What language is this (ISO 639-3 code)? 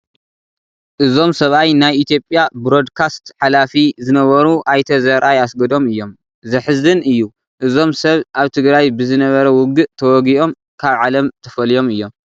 tir